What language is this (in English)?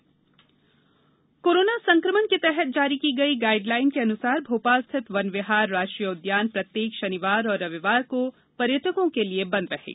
Hindi